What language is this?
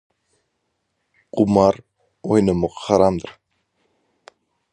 Turkmen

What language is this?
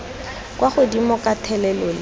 Tswana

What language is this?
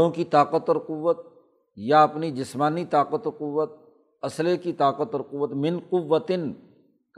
Urdu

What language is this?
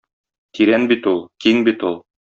Tatar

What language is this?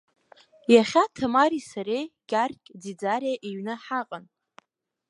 Abkhazian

